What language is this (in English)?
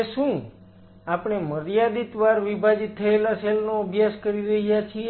Gujarati